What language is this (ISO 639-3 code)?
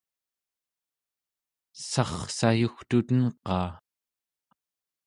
esu